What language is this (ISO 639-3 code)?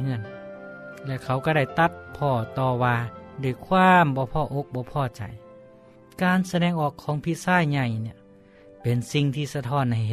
tha